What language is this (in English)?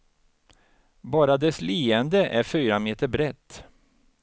Swedish